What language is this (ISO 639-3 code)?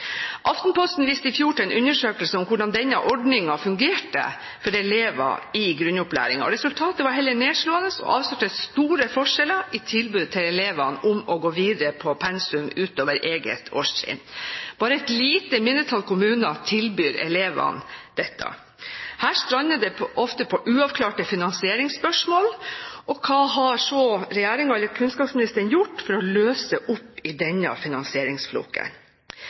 nob